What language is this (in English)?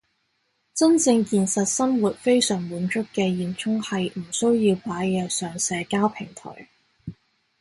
Cantonese